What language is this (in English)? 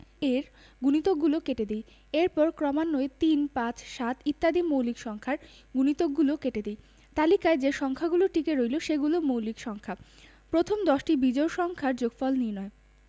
Bangla